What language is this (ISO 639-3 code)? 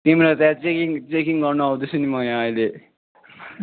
nep